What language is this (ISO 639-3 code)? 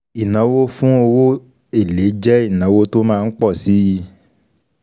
yor